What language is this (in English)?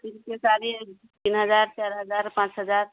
Maithili